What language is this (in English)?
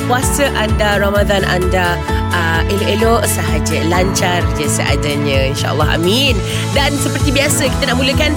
Malay